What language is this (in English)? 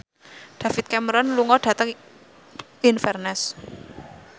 Javanese